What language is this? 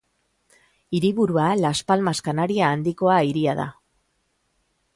Basque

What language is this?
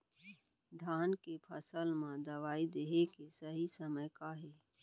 Chhattisgarhi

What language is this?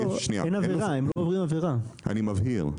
Hebrew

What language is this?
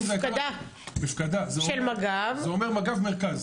Hebrew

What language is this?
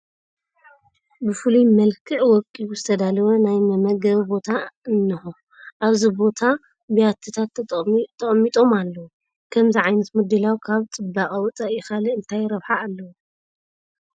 Tigrinya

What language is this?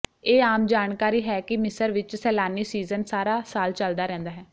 Punjabi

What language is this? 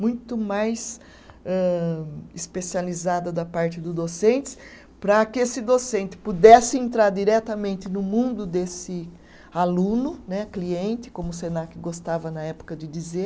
Portuguese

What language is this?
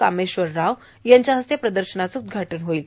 Marathi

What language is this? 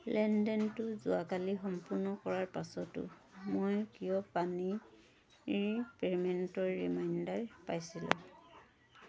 Assamese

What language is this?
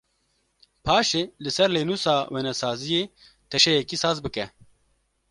Kurdish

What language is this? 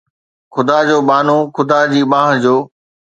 Sindhi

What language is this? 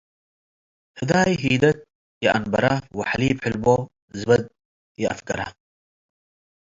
Tigre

